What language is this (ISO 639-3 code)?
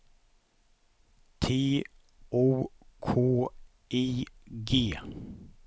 swe